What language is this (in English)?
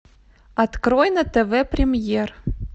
Russian